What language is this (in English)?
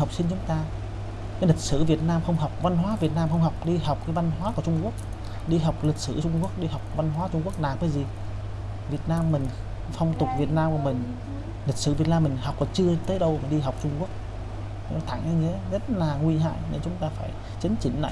Vietnamese